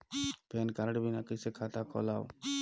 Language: Chhattisgarhi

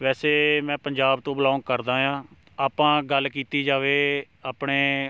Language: Punjabi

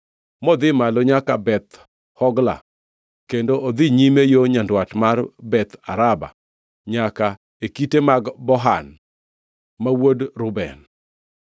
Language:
Luo (Kenya and Tanzania)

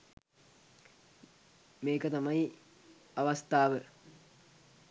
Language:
Sinhala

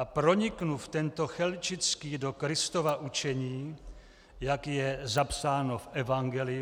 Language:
Czech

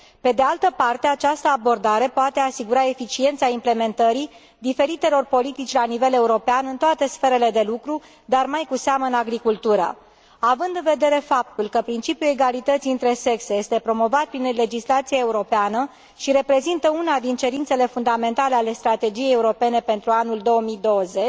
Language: Romanian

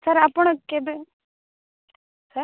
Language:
Odia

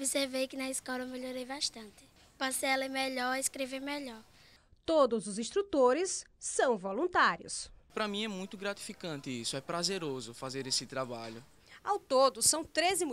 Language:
Portuguese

